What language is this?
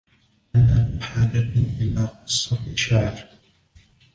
Arabic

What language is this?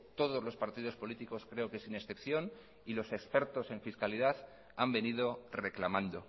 Spanish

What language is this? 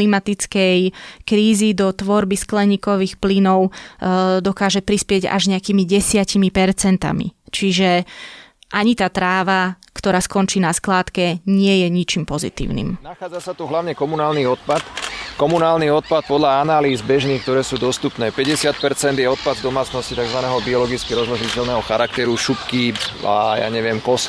Slovak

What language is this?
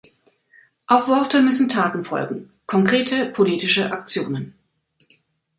German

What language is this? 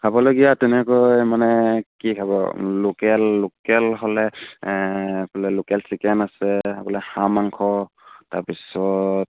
Assamese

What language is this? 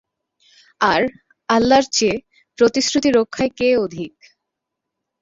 Bangla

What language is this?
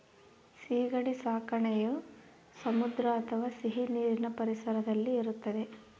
Kannada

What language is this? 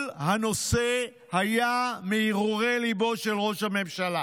Hebrew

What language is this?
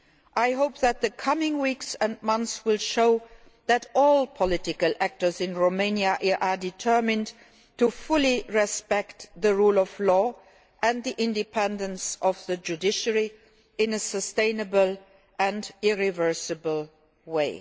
English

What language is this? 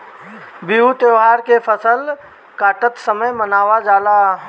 Bhojpuri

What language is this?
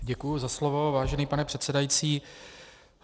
Czech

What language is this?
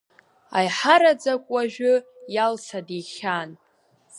Abkhazian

